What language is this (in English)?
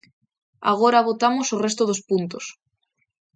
Galician